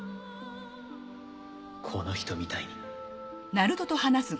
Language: Japanese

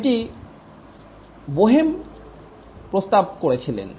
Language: Bangla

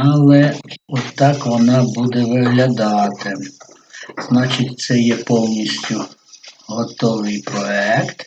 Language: Ukrainian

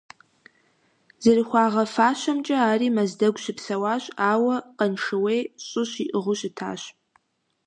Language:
Kabardian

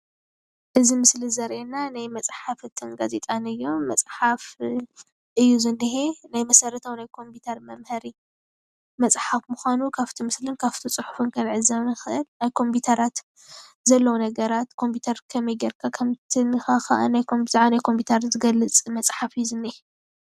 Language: Tigrinya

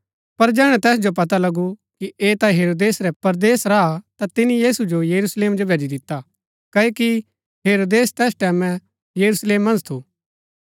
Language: Gaddi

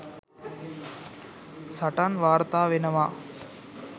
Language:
Sinhala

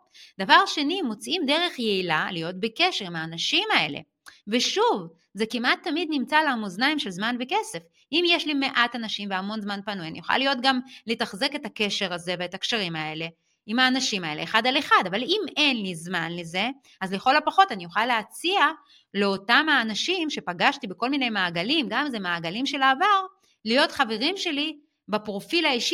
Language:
Hebrew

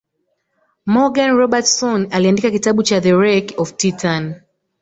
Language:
Swahili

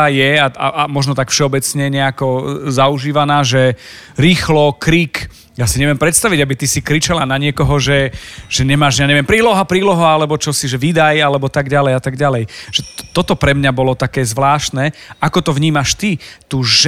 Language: Slovak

